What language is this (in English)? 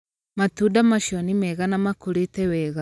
Kikuyu